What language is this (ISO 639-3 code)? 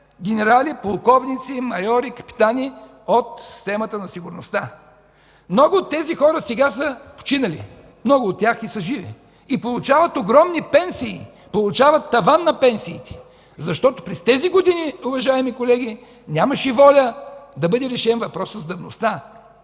bul